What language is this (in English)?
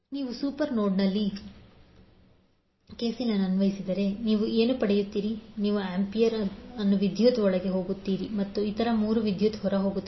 Kannada